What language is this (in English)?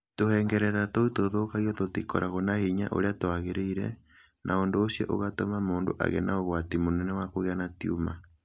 Kikuyu